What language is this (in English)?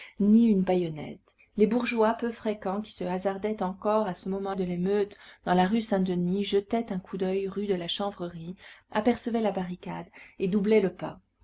French